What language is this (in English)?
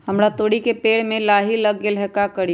Magahi